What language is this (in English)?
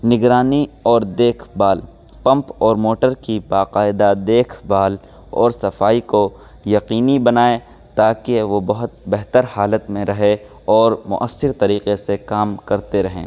Urdu